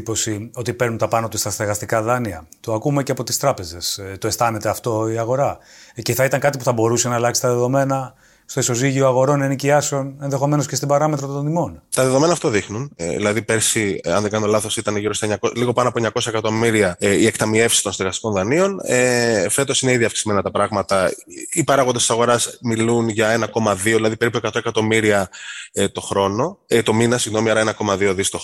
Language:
Greek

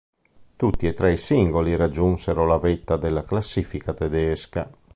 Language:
Italian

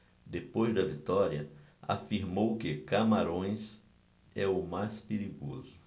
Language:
Portuguese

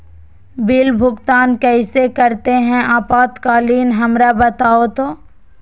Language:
Magahi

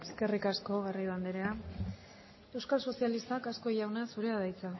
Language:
Basque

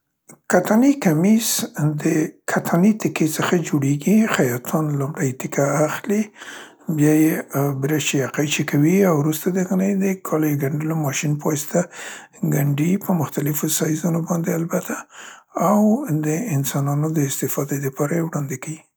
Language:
Central Pashto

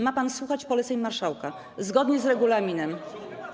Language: Polish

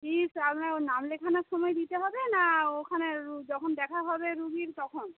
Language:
Bangla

